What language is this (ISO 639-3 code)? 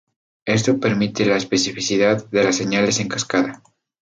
spa